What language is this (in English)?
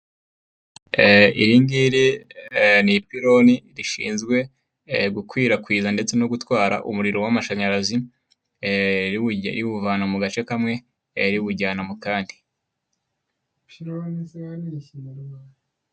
Kinyarwanda